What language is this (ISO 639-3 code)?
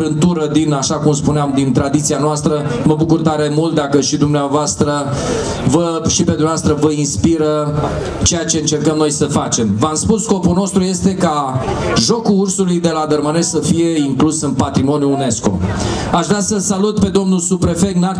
ron